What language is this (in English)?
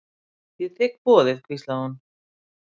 Icelandic